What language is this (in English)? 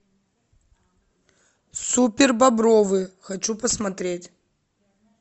Russian